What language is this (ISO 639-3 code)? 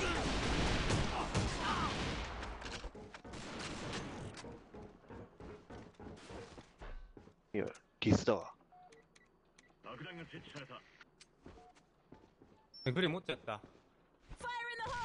jpn